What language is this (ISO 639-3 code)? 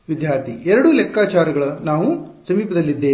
kan